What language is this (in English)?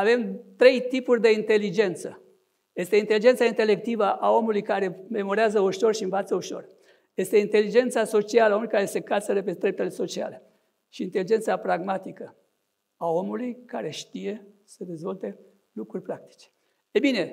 Romanian